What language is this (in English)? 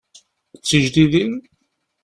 Kabyle